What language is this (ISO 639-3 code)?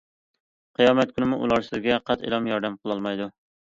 uig